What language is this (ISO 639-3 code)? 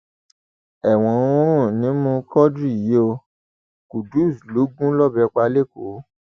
yor